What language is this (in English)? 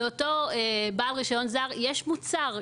Hebrew